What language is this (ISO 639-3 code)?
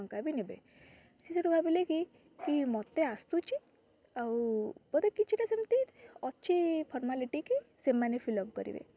ori